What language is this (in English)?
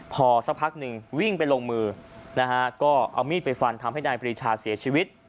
Thai